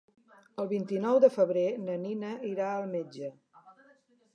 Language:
Catalan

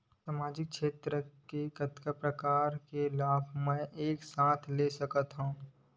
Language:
Chhattisgarhi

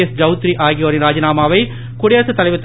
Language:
Tamil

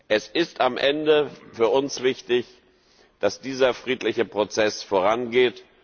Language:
German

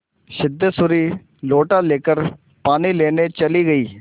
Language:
Hindi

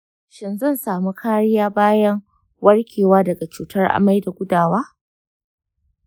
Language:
Hausa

